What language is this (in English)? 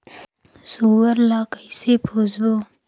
Chhattisgarhi